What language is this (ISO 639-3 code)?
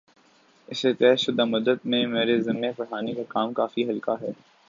urd